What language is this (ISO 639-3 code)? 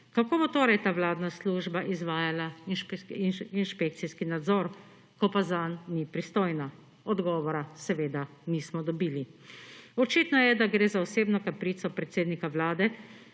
slv